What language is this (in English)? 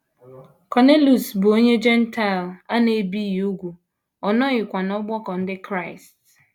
Igbo